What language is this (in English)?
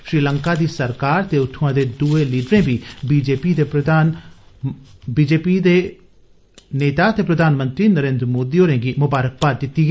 Dogri